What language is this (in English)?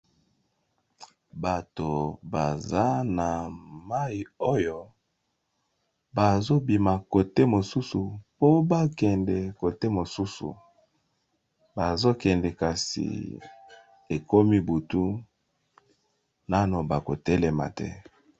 Lingala